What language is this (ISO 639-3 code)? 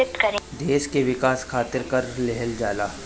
bho